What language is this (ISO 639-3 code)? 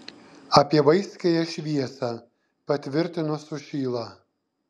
lit